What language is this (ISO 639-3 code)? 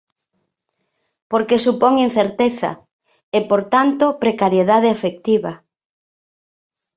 glg